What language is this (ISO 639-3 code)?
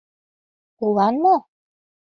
chm